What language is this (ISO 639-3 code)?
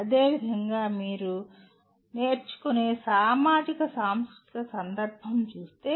tel